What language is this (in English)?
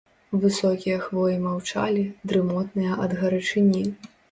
Belarusian